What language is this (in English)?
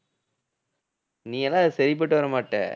Tamil